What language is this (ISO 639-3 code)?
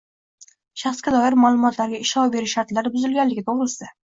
uzb